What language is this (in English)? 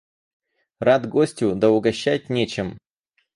Russian